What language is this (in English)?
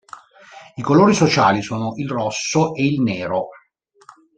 Italian